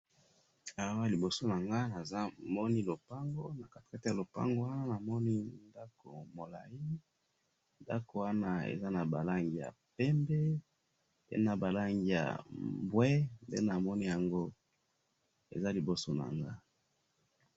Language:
Lingala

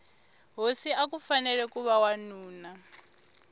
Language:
Tsonga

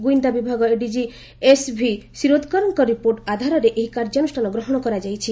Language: Odia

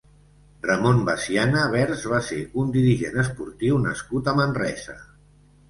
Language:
Catalan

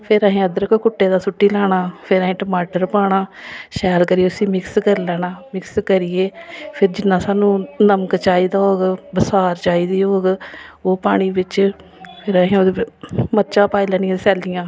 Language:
Dogri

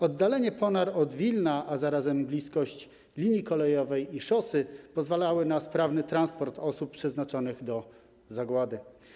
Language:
Polish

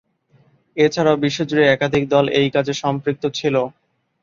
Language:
Bangla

